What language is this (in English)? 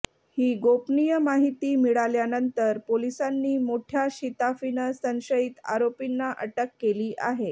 Marathi